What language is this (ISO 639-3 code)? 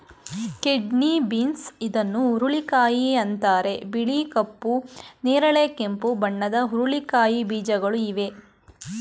kan